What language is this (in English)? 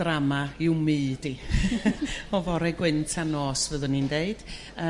Welsh